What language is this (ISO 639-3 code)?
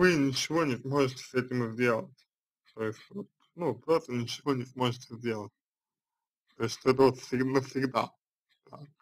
rus